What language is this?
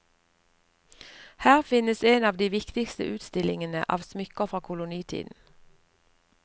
Norwegian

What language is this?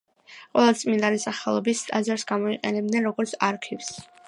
Georgian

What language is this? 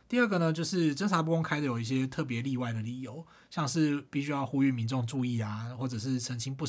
Chinese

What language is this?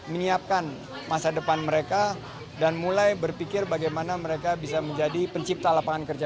Indonesian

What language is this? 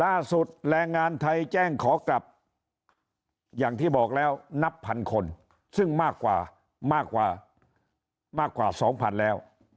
Thai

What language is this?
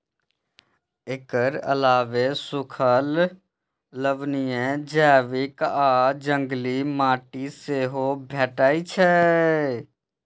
Maithili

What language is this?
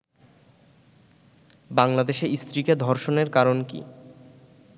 Bangla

